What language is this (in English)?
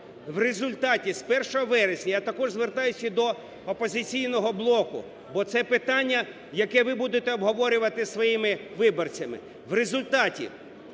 Ukrainian